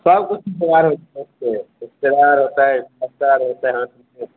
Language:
Maithili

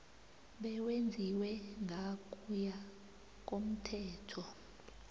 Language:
South Ndebele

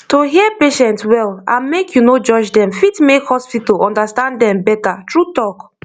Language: Nigerian Pidgin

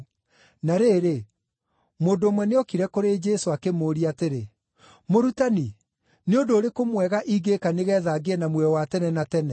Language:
Kikuyu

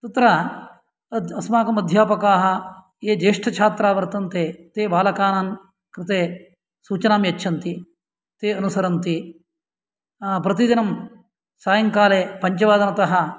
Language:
Sanskrit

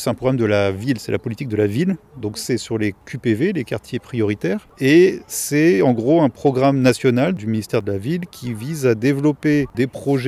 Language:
French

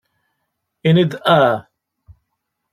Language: Kabyle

